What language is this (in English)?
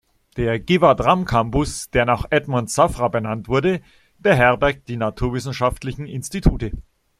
German